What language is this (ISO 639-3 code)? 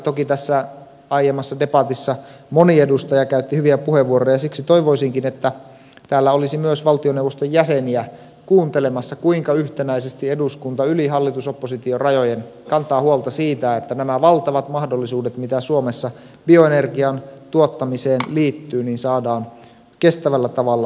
fin